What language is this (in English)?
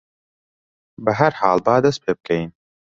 Central Kurdish